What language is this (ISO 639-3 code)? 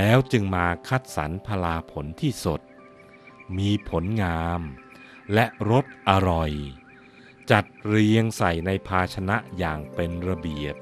tha